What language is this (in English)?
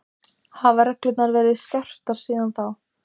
Icelandic